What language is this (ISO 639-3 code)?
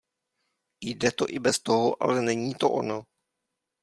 ces